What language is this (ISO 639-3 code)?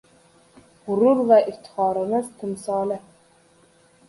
uzb